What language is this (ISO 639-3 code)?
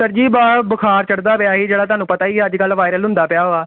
pan